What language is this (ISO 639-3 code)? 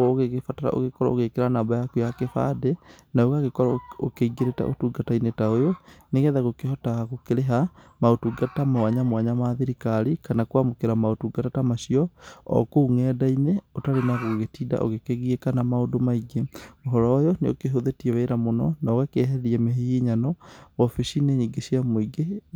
kik